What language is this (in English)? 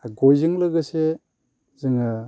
Bodo